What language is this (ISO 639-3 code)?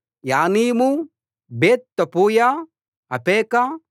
tel